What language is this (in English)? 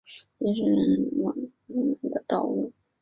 Chinese